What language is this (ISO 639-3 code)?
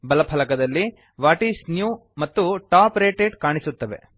kan